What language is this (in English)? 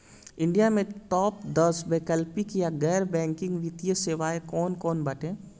Bhojpuri